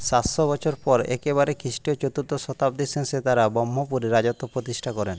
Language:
Bangla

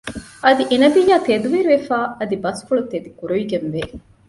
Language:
Divehi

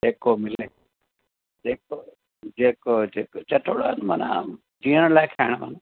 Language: Sindhi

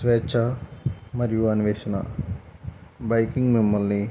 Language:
Telugu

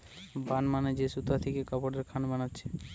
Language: Bangla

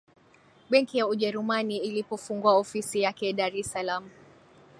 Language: Swahili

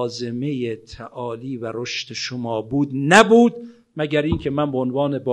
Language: Persian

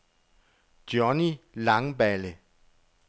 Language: Danish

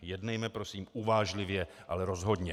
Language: Czech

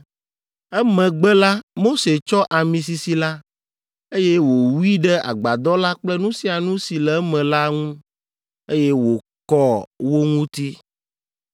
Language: Ewe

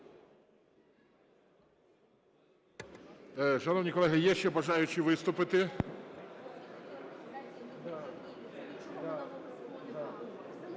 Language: Ukrainian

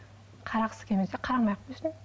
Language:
Kazakh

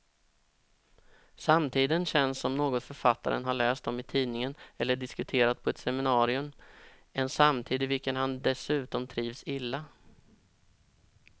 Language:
Swedish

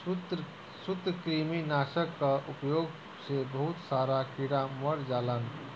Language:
Bhojpuri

